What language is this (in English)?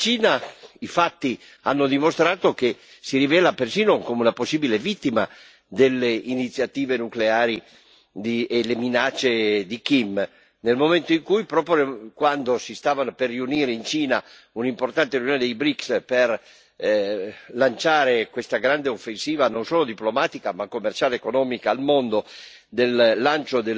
Italian